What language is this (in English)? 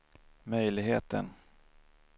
Swedish